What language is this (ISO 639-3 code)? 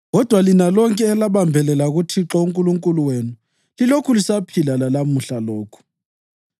nde